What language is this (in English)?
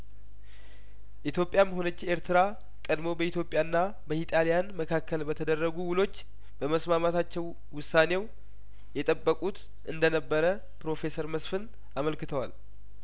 Amharic